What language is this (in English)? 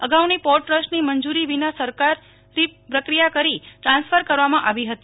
Gujarati